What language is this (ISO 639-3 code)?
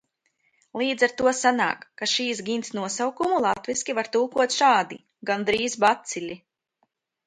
lav